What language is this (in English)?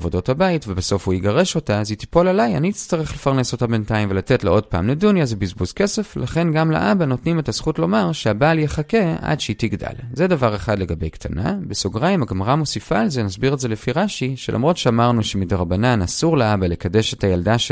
Hebrew